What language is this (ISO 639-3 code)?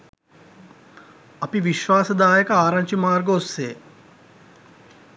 sin